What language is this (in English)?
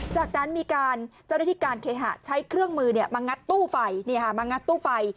Thai